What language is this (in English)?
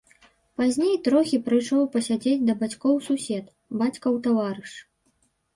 Belarusian